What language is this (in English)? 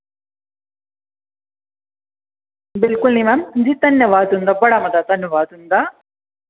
Dogri